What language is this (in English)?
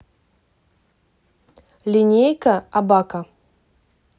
Russian